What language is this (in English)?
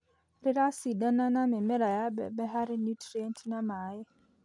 Kikuyu